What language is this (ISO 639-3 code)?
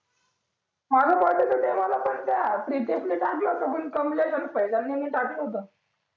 mar